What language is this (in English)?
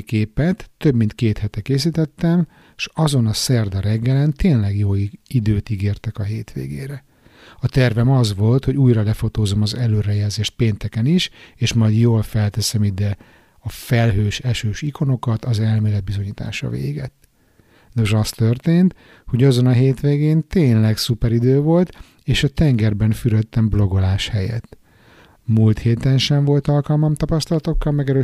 Hungarian